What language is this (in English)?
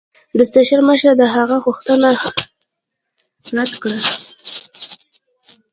Pashto